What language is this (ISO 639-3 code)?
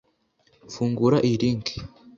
kin